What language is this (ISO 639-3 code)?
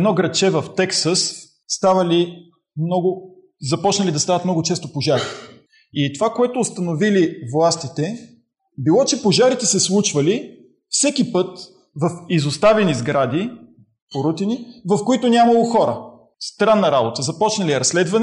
bul